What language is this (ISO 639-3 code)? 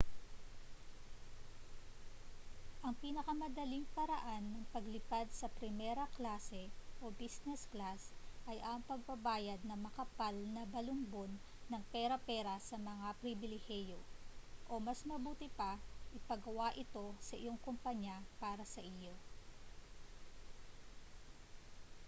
fil